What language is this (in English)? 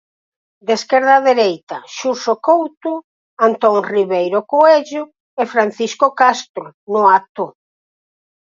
Galician